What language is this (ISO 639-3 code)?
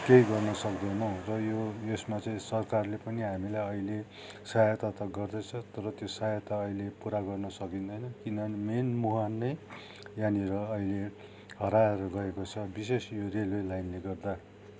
nep